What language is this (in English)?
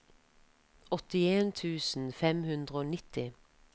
Norwegian